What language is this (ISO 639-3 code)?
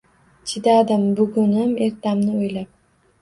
uzb